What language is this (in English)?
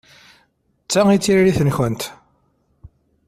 Kabyle